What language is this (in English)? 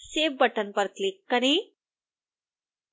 Hindi